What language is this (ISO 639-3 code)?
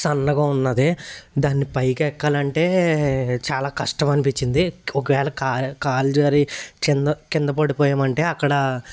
tel